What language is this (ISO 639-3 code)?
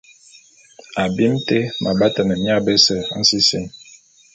bum